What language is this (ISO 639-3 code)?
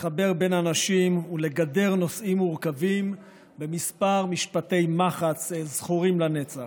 heb